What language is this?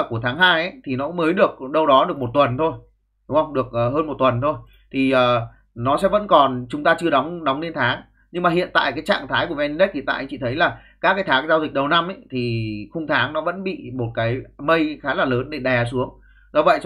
Vietnamese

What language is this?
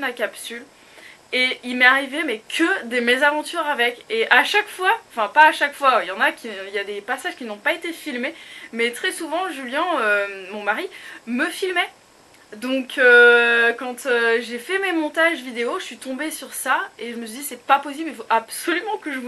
French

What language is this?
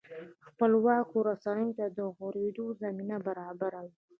Pashto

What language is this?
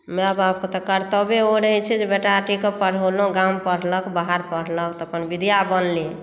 Maithili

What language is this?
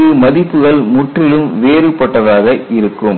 Tamil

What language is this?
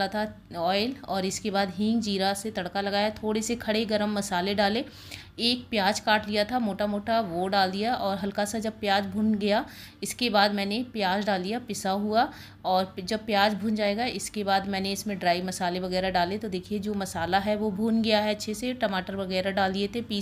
Hindi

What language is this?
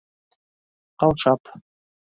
Bashkir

